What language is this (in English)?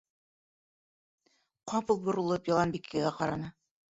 Bashkir